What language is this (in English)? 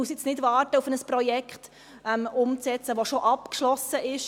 Swiss German